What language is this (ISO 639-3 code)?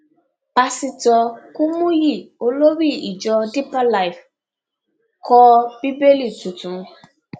yor